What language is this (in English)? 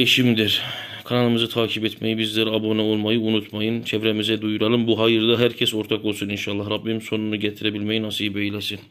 Turkish